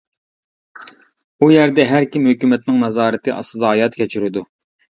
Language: Uyghur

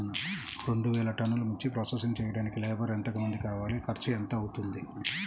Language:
Telugu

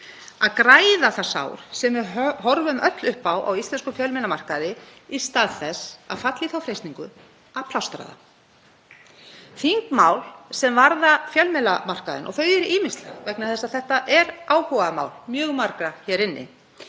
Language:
Icelandic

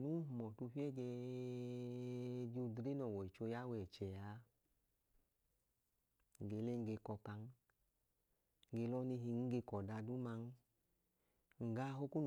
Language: Idoma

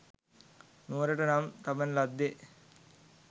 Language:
Sinhala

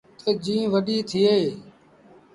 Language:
Sindhi Bhil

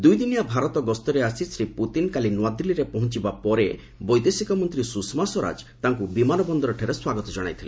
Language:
Odia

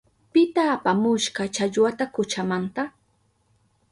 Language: Southern Pastaza Quechua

